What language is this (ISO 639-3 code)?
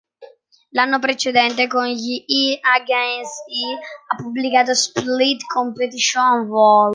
ita